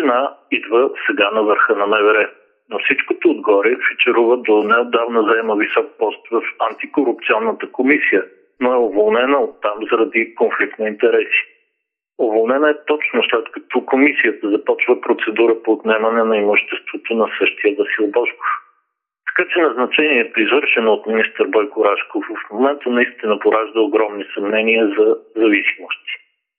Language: Bulgarian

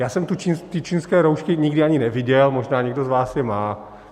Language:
Czech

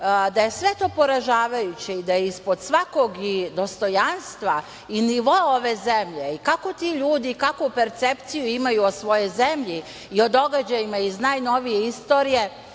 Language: Serbian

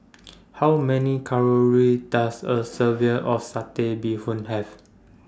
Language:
English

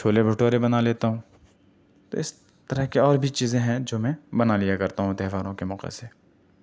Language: Urdu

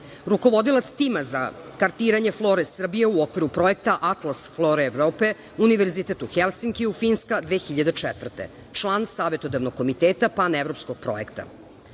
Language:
Serbian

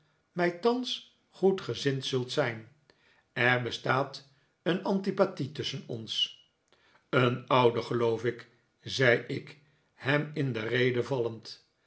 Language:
Dutch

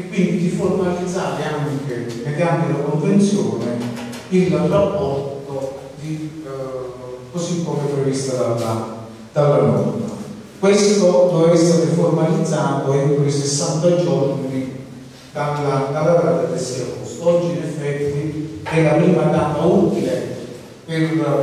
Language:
Italian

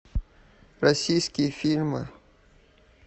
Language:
Russian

